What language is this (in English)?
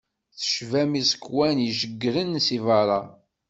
Kabyle